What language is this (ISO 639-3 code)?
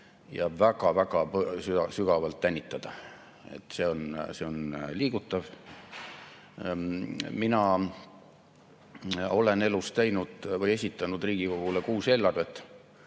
est